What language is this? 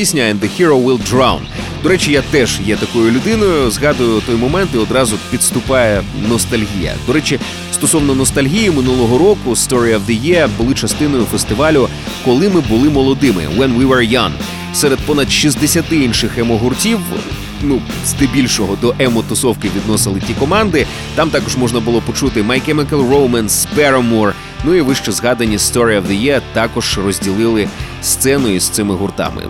Ukrainian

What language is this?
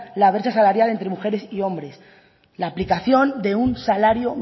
Spanish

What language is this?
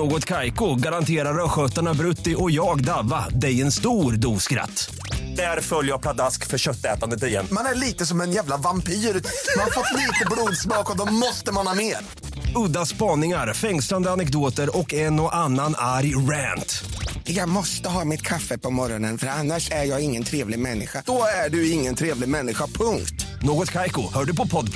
Swedish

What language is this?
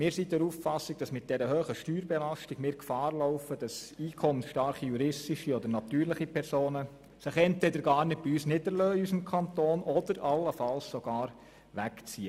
Swiss German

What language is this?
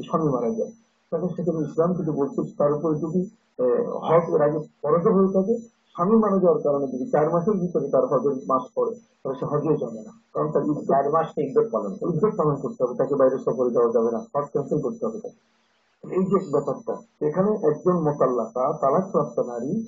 Arabic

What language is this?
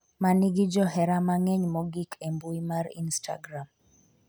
Luo (Kenya and Tanzania)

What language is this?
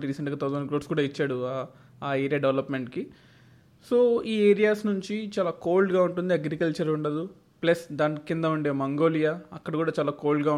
Telugu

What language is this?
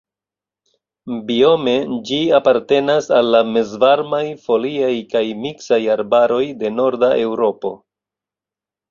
Esperanto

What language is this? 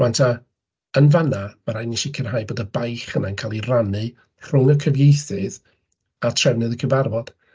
Welsh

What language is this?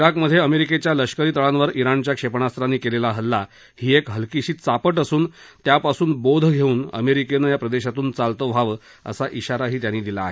Marathi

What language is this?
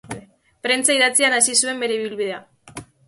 Basque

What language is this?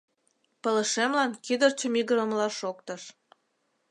Mari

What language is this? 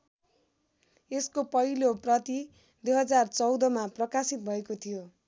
Nepali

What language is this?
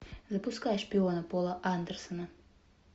Russian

